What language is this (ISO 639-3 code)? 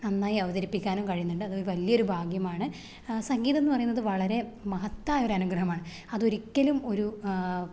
mal